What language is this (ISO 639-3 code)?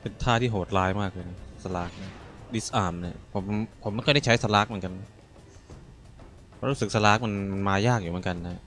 tha